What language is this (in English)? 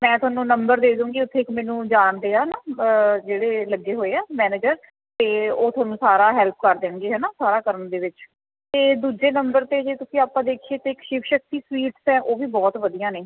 Punjabi